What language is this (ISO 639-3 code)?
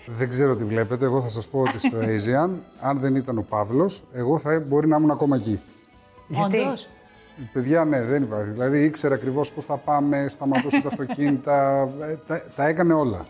ell